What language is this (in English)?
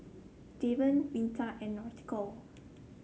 English